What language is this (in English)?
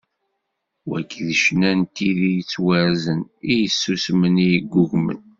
Kabyle